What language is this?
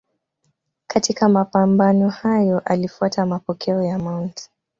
Swahili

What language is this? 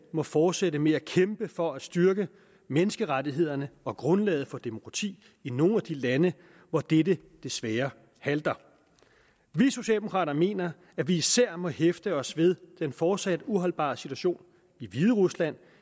Danish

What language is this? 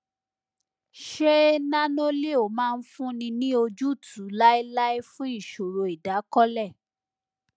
Yoruba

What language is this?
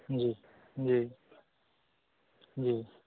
Maithili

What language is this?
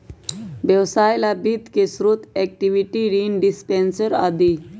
Magahi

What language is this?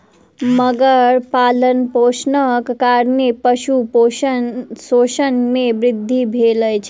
Maithili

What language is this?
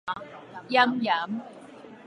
Min Nan Chinese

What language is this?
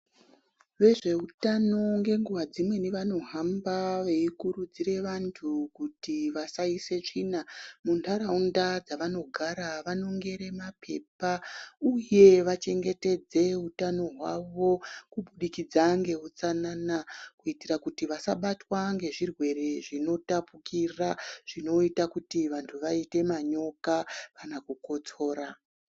Ndau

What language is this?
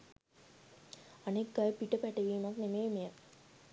Sinhala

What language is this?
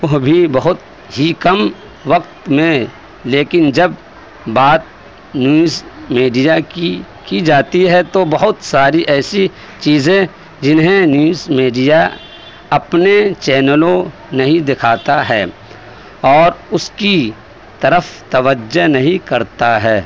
Urdu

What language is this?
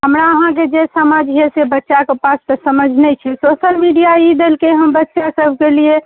Maithili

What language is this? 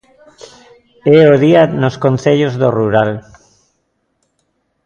Galician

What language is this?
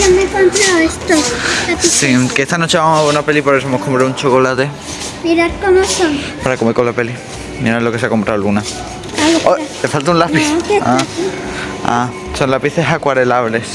Spanish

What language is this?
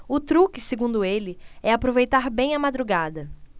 Portuguese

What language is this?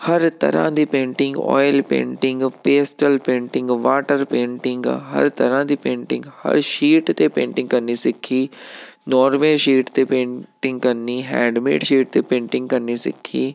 Punjabi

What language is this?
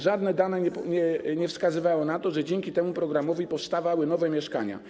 Polish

